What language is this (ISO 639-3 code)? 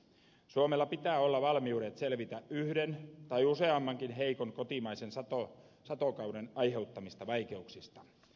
fin